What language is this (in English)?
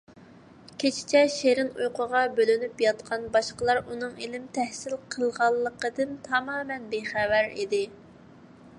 Uyghur